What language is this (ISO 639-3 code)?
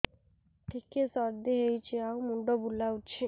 ori